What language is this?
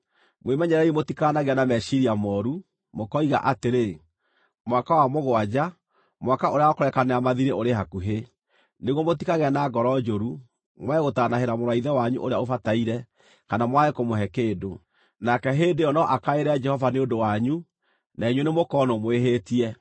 Kikuyu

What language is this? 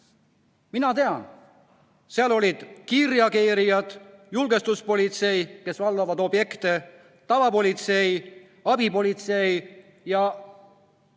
Estonian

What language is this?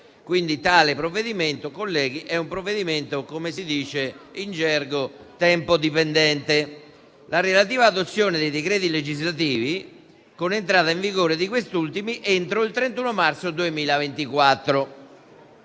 Italian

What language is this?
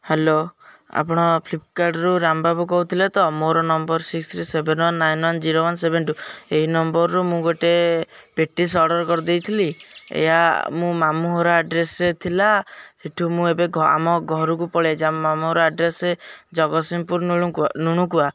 Odia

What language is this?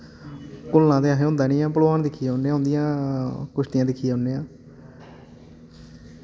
Dogri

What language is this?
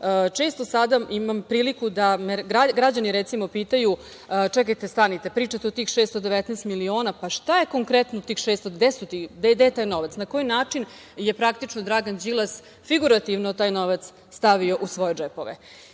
Serbian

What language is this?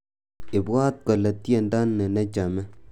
Kalenjin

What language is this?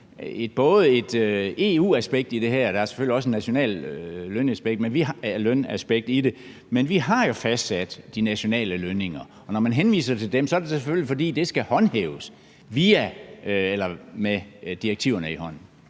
Danish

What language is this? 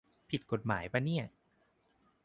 Thai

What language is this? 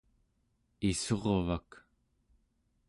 Central Yupik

